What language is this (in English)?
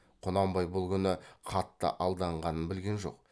Kazakh